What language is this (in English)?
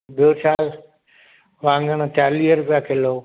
Sindhi